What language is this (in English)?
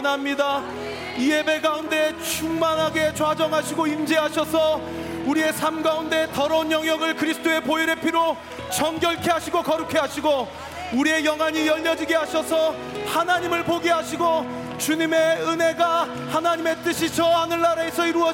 Korean